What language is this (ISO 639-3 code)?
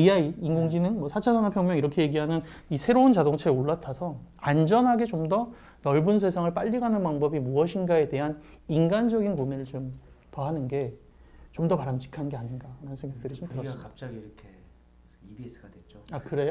kor